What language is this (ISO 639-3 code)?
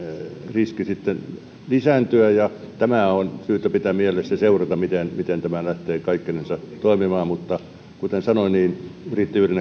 fin